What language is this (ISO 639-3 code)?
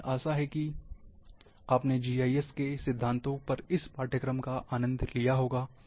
hin